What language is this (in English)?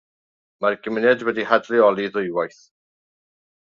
Welsh